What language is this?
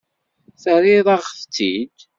Kabyle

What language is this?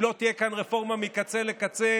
Hebrew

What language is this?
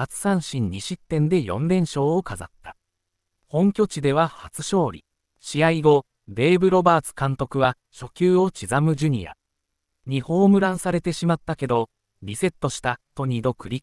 Japanese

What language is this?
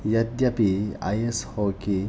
Sanskrit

